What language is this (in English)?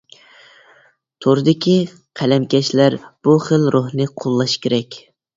Uyghur